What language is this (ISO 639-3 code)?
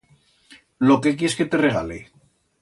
arg